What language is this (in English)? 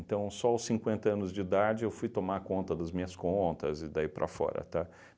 Portuguese